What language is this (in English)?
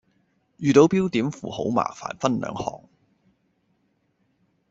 Cantonese